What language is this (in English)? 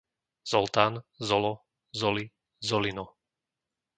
Slovak